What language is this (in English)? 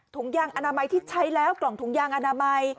Thai